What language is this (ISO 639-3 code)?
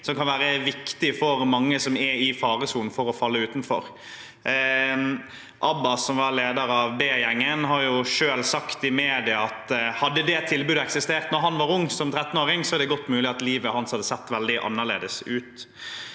nor